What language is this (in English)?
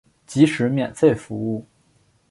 Chinese